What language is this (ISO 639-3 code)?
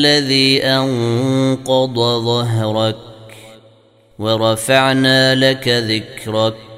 ara